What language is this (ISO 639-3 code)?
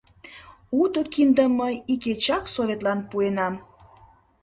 chm